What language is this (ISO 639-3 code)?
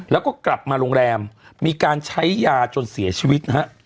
tha